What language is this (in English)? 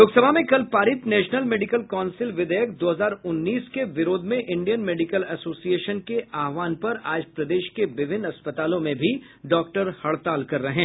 Hindi